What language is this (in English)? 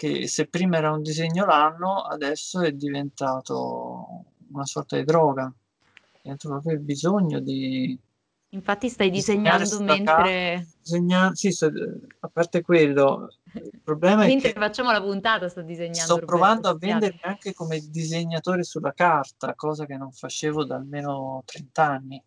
Italian